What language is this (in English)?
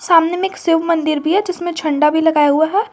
Hindi